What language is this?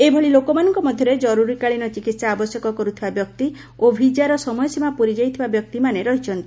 Odia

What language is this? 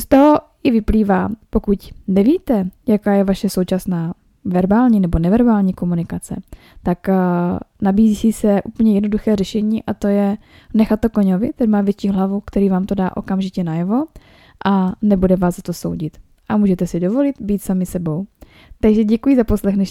Czech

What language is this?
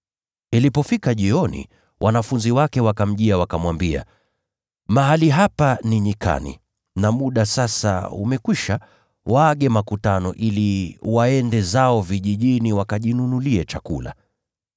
Swahili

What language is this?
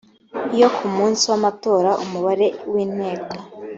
Kinyarwanda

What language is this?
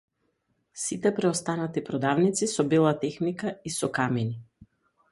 Macedonian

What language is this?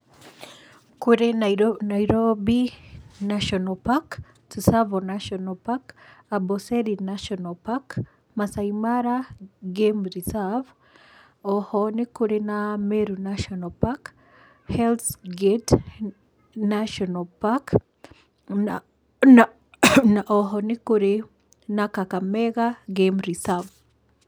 Kikuyu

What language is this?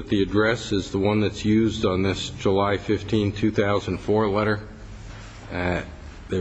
English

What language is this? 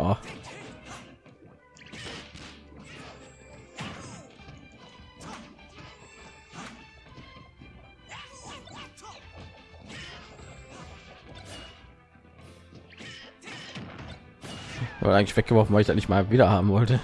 German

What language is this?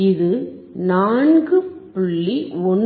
Tamil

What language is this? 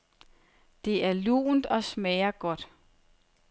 Danish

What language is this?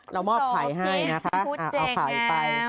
Thai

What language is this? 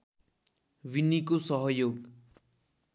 Nepali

